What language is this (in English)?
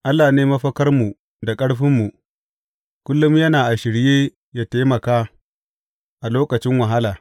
Hausa